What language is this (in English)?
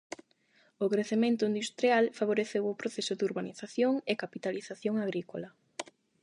Galician